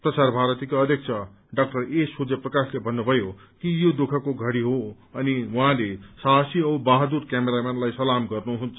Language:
Nepali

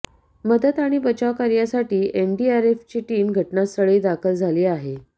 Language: Marathi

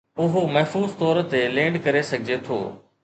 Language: Sindhi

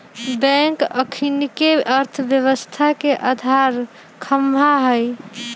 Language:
Magahi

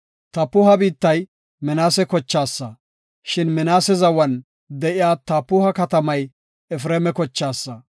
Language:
Gofa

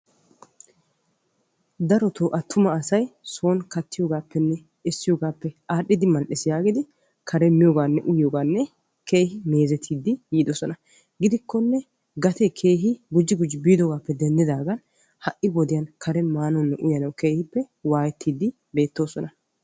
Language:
Wolaytta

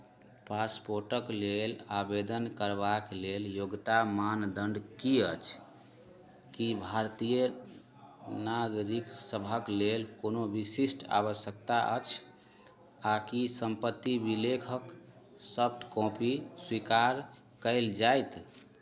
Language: Maithili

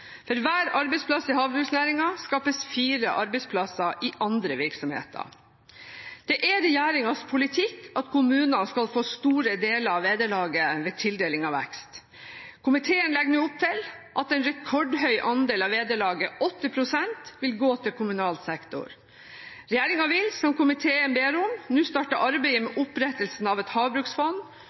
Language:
Norwegian Bokmål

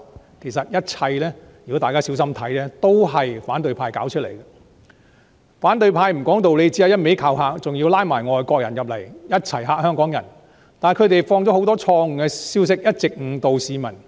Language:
Cantonese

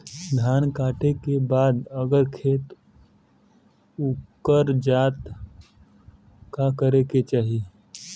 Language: Bhojpuri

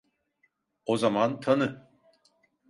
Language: Turkish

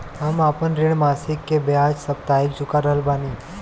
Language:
Bhojpuri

